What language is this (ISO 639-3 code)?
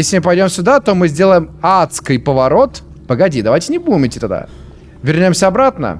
rus